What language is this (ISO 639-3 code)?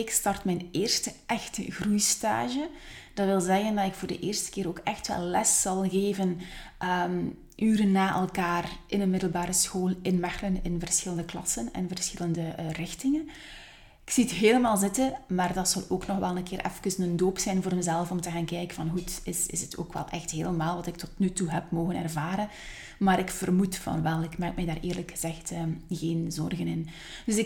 nld